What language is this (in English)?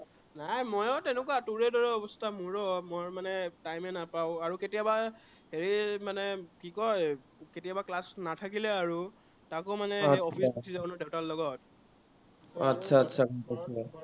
Assamese